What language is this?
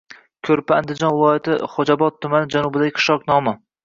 Uzbek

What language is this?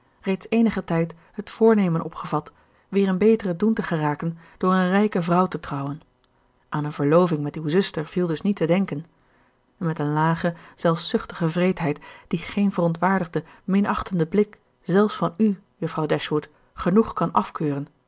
Dutch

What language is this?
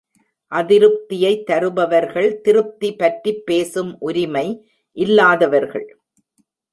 Tamil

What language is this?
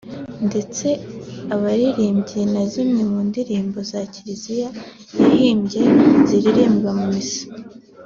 Kinyarwanda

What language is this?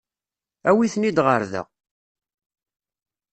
Kabyle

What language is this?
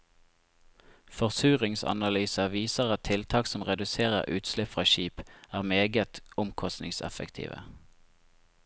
Norwegian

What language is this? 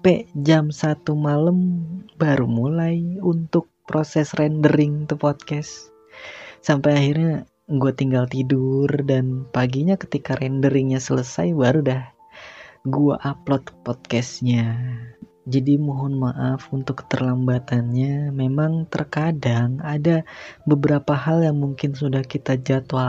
Indonesian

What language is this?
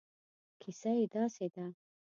Pashto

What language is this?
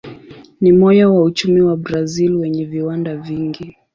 Swahili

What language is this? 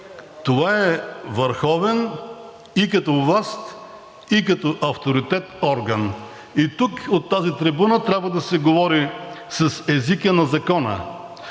Bulgarian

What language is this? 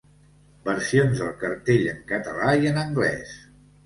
Catalan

